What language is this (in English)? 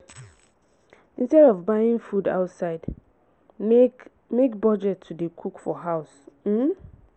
Nigerian Pidgin